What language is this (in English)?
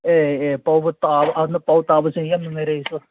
Manipuri